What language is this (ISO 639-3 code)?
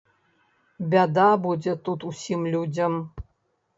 bel